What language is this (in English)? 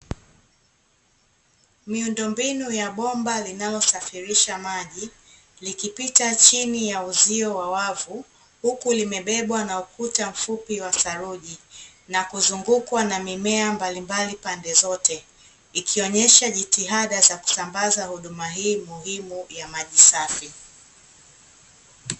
Swahili